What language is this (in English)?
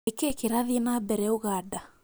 Kikuyu